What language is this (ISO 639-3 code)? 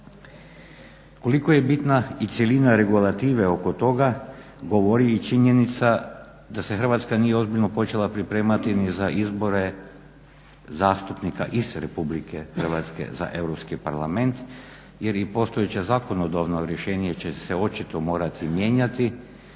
hrv